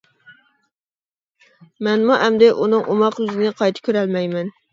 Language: Uyghur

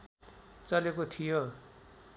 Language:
Nepali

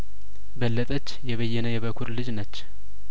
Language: Amharic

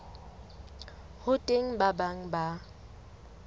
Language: Southern Sotho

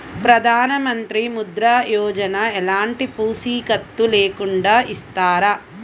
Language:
Telugu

